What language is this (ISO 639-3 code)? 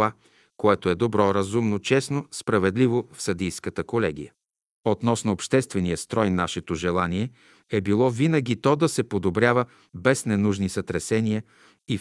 bul